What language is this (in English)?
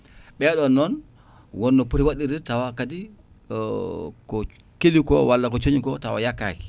Fula